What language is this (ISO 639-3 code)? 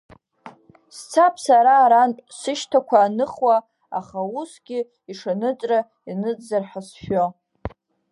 abk